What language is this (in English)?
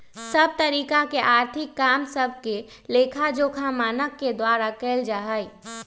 Magahi